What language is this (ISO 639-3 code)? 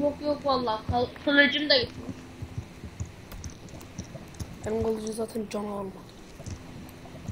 tur